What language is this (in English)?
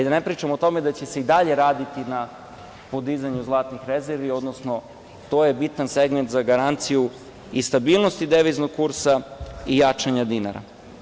Serbian